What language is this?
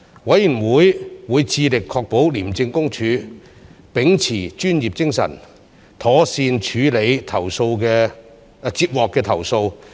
Cantonese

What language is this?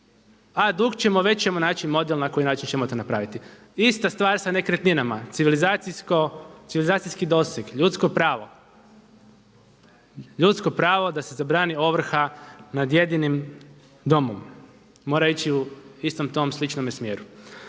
Croatian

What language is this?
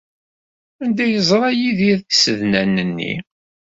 Kabyle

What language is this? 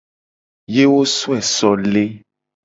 Gen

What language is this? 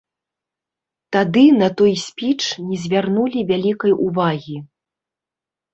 Belarusian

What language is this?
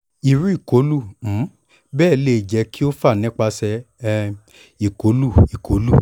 Yoruba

